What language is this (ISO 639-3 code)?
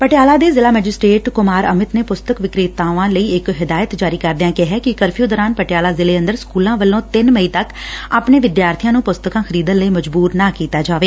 pan